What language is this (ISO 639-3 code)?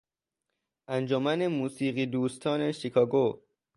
fas